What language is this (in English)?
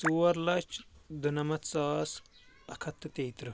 Kashmiri